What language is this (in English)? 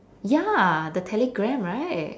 English